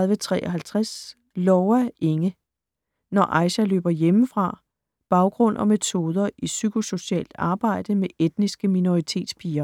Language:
Danish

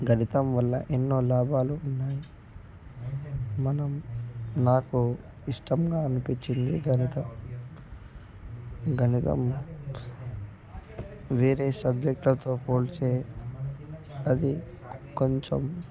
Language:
Telugu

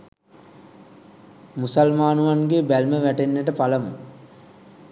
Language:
Sinhala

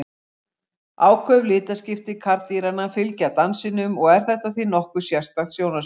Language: Icelandic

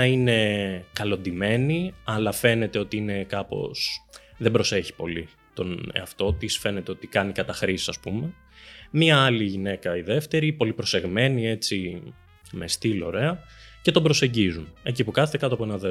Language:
Greek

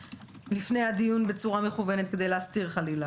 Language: Hebrew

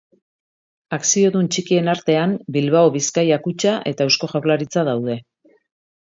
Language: Basque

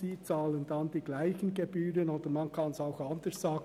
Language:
Swiss German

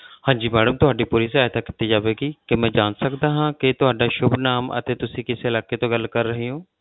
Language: Punjabi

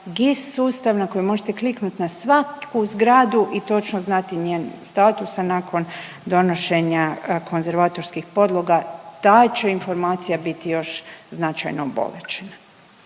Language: Croatian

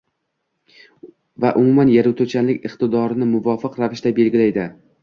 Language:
Uzbek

